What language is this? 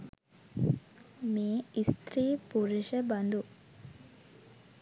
Sinhala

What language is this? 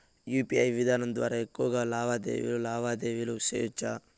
Telugu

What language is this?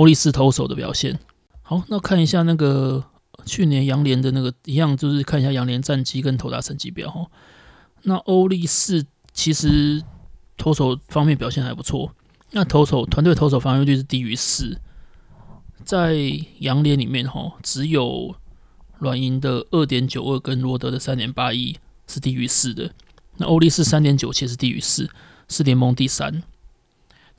Chinese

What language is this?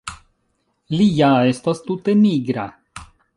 Esperanto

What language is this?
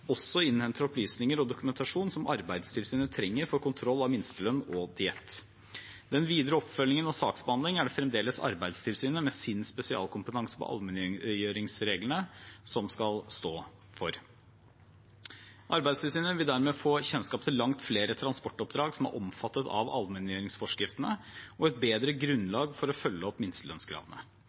Norwegian Bokmål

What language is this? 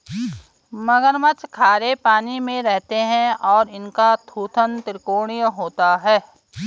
Hindi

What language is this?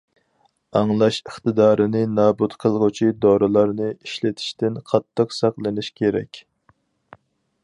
Uyghur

